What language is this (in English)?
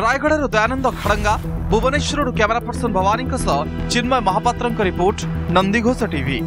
Hindi